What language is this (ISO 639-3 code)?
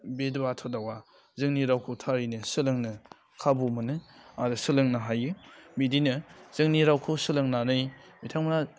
brx